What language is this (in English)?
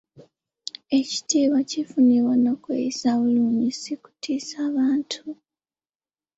Ganda